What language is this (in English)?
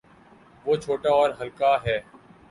Urdu